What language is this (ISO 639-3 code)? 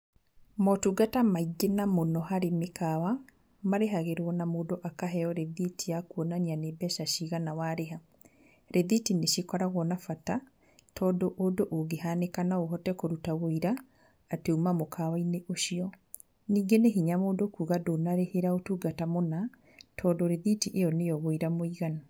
kik